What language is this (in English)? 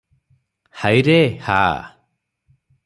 Odia